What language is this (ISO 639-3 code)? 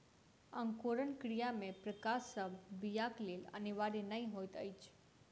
mai